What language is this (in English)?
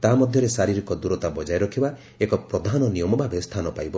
Odia